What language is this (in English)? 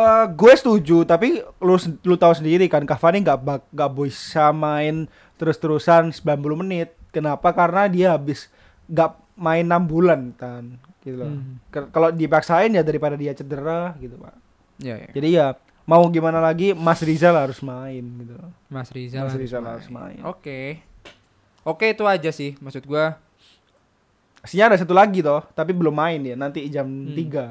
Indonesian